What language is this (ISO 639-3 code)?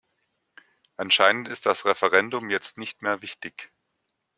deu